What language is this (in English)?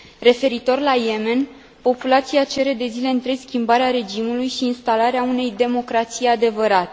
Romanian